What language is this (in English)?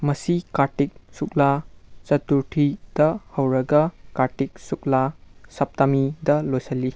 Manipuri